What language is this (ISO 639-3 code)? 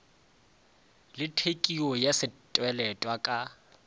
nso